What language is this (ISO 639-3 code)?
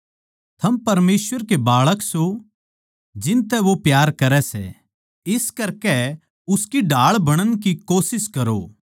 bgc